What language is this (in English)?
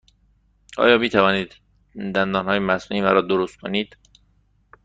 Persian